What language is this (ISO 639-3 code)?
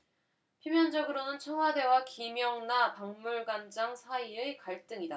kor